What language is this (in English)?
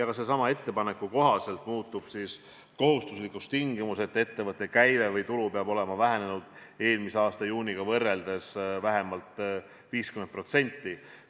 Estonian